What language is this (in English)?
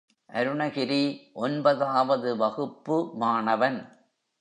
Tamil